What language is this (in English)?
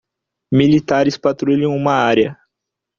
Portuguese